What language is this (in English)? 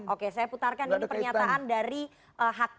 Indonesian